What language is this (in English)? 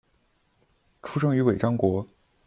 Chinese